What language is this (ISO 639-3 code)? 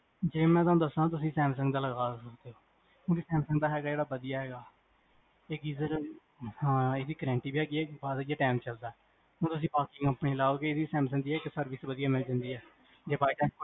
pan